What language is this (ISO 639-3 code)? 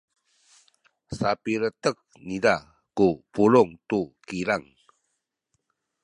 szy